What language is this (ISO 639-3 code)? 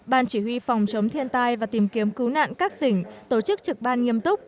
vie